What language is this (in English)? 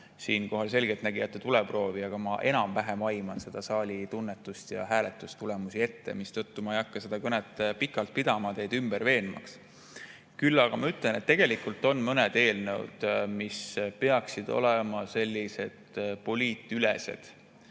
Estonian